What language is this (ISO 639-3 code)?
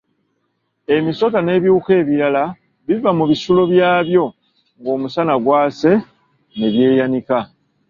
lug